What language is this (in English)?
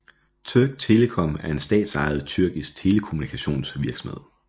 Danish